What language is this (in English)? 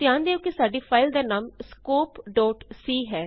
Punjabi